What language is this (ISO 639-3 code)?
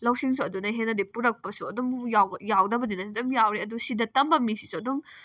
mni